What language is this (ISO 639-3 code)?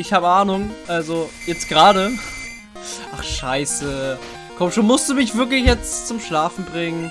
deu